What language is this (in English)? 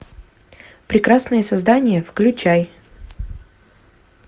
Russian